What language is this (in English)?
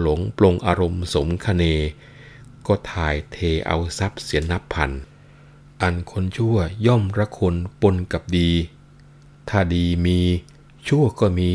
Thai